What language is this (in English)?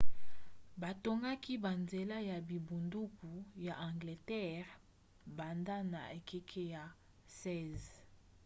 Lingala